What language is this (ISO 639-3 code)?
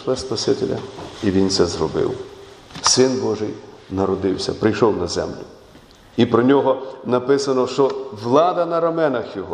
ukr